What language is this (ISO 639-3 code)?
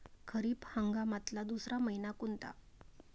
mar